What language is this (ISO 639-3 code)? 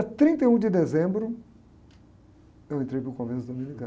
por